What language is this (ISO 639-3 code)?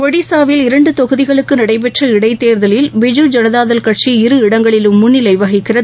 tam